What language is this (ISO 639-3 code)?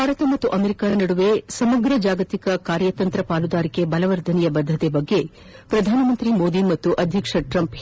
kan